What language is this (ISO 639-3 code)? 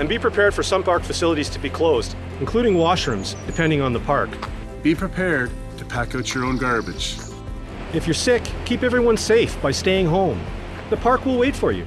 eng